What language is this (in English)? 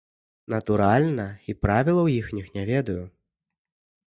Belarusian